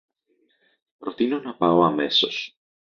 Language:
Greek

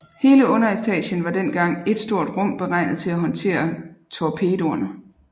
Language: Danish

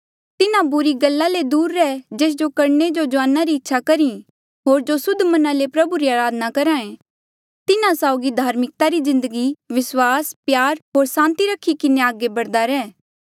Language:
Mandeali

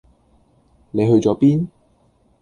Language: Cantonese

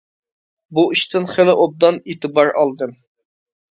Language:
Uyghur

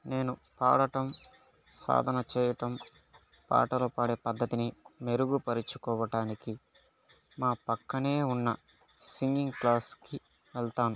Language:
Telugu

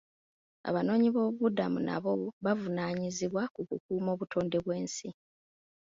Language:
Ganda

